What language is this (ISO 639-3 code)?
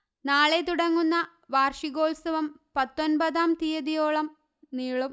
mal